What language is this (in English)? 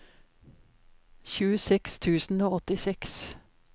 Norwegian